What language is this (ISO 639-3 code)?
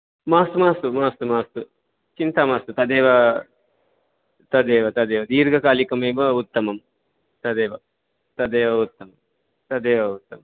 san